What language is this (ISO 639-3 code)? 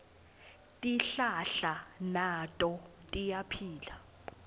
ssw